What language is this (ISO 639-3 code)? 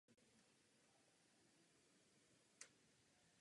ces